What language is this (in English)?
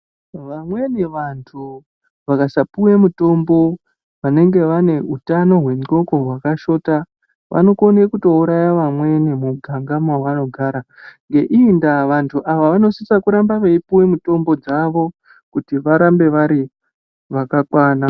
Ndau